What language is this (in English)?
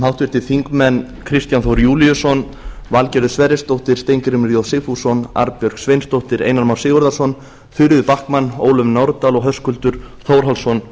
Icelandic